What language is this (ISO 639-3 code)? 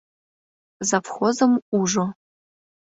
chm